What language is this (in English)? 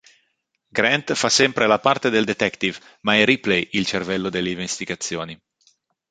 Italian